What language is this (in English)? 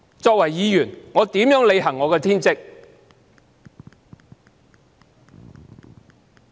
Cantonese